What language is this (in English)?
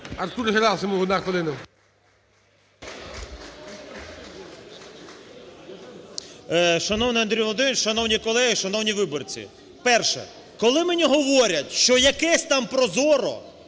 Ukrainian